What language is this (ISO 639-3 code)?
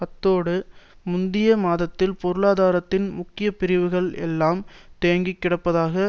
tam